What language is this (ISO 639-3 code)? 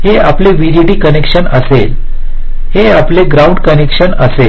mar